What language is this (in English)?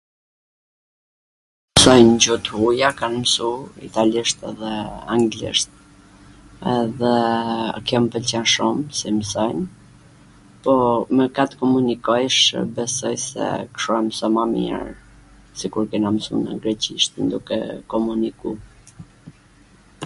Gheg Albanian